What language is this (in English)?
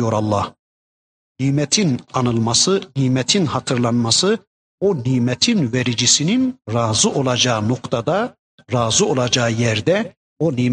Turkish